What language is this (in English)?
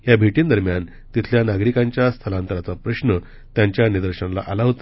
Marathi